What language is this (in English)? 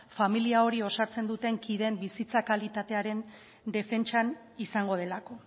Basque